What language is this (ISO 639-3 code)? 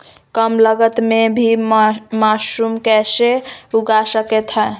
mag